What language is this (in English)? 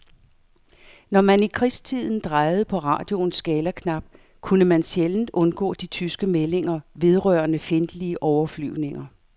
Danish